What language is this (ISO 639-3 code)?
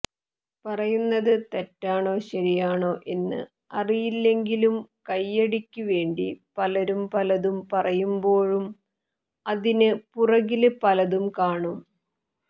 mal